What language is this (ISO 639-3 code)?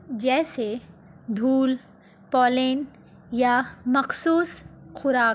urd